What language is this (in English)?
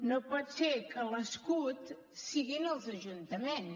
Catalan